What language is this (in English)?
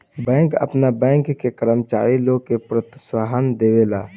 Bhojpuri